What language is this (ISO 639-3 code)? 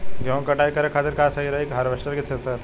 bho